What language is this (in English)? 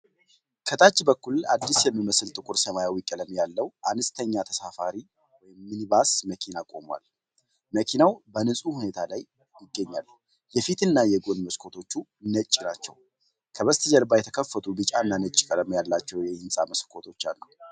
Amharic